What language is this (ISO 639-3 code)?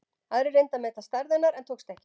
isl